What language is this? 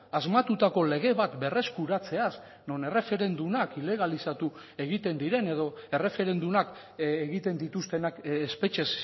Basque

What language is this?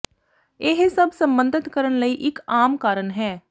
Punjabi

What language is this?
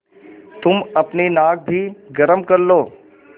Hindi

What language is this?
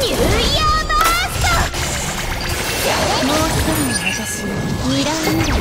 Japanese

